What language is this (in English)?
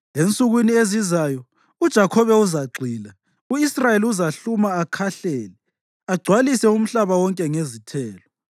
North Ndebele